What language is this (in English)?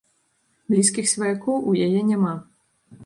Belarusian